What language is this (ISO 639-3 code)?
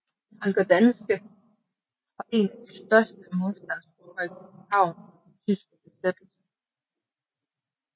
dan